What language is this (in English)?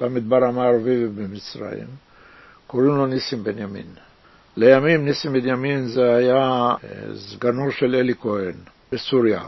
Hebrew